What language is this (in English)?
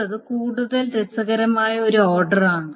Malayalam